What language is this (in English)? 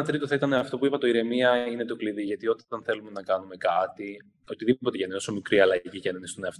Greek